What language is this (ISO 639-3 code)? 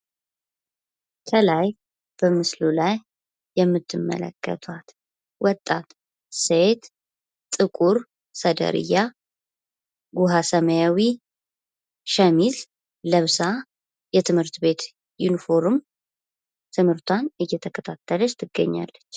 amh